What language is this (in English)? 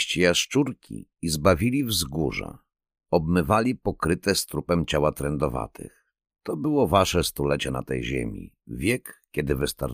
Polish